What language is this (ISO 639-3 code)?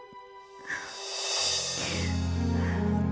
ind